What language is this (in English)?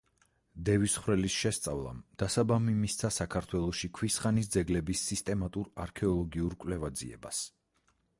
Georgian